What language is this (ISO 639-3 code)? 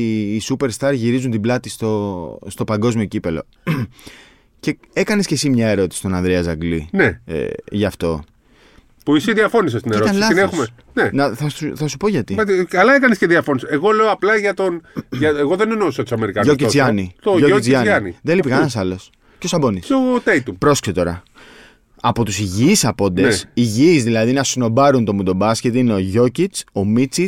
ell